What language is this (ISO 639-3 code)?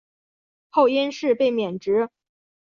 zho